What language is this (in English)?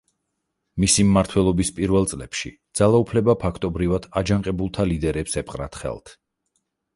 Georgian